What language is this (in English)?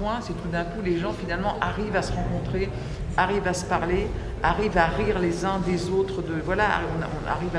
French